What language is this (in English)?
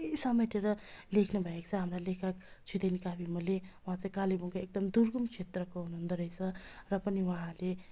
Nepali